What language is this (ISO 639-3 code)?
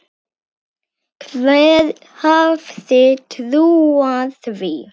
isl